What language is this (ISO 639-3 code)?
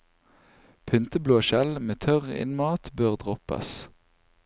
nor